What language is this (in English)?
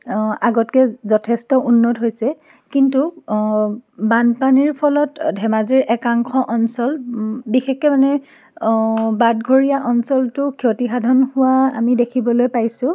Assamese